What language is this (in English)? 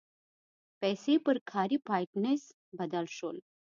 Pashto